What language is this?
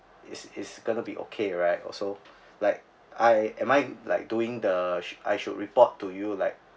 English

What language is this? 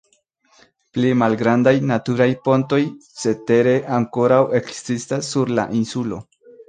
Esperanto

